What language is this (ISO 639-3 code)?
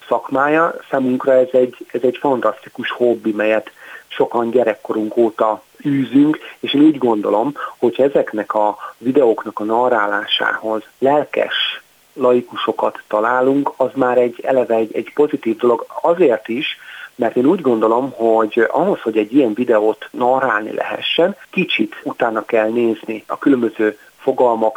hun